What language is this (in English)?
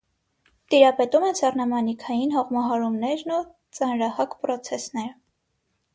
Armenian